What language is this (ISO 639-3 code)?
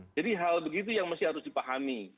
ind